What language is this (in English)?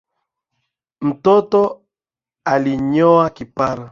Swahili